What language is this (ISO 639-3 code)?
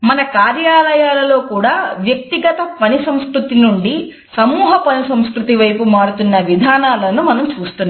tel